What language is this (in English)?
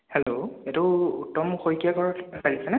Assamese